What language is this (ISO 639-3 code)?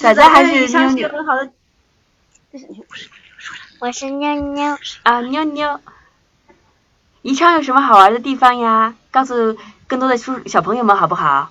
zho